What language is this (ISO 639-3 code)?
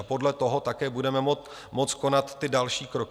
ces